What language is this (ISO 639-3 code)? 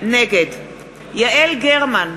heb